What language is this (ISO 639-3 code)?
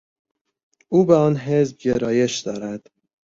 fas